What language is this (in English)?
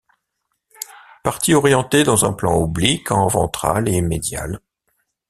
French